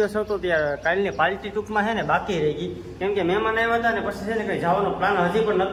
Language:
Gujarati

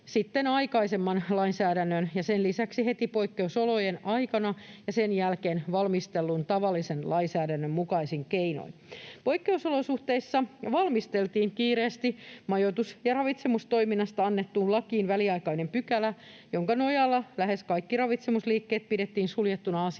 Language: Finnish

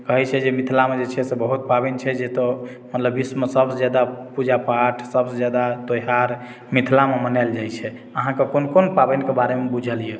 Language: Maithili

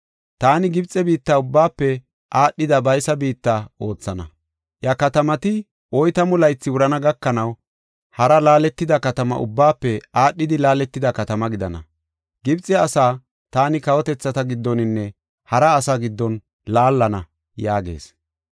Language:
Gofa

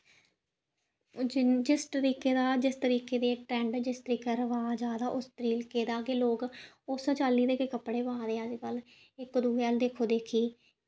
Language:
Dogri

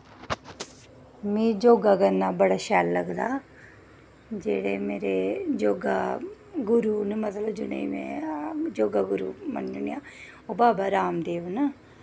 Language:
Dogri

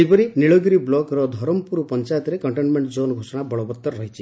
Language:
Odia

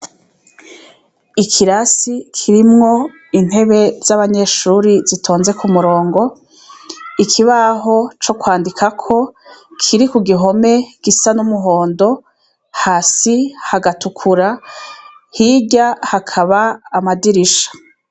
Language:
Rundi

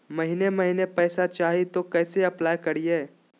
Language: Magahi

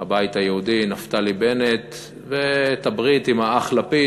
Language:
Hebrew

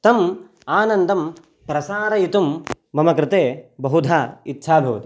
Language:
Sanskrit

